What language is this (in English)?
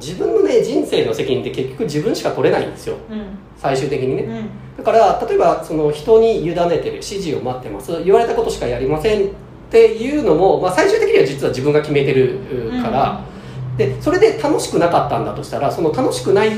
Japanese